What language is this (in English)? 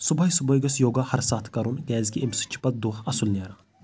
Kashmiri